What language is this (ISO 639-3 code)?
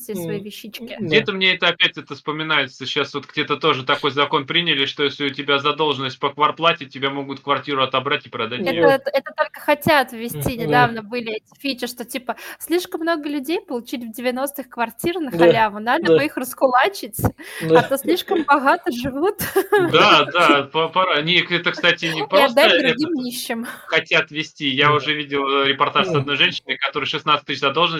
rus